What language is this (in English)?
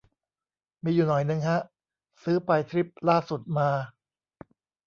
Thai